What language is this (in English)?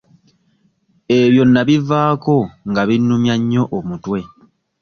Ganda